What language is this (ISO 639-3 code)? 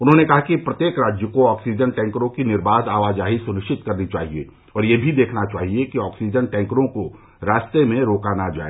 hin